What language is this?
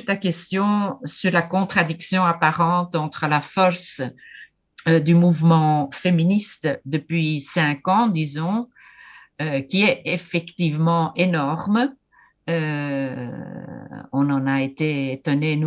French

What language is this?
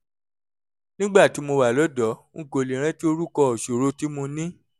Yoruba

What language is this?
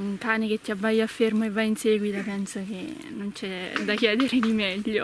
Italian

